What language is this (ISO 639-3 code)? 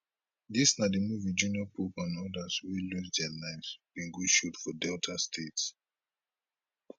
pcm